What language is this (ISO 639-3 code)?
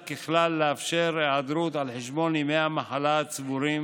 heb